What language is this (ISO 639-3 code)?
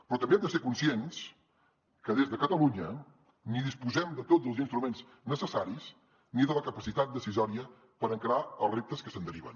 cat